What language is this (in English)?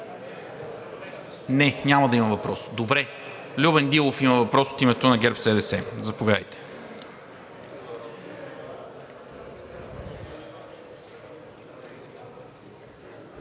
Bulgarian